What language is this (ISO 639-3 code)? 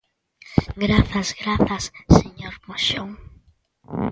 glg